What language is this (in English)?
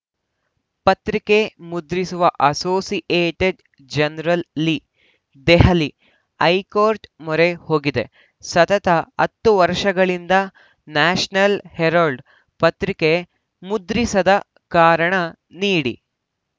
Kannada